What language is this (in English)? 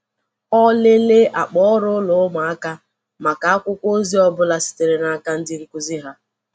Igbo